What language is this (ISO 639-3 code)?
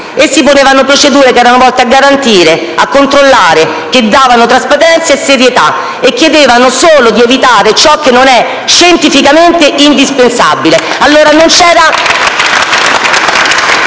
ita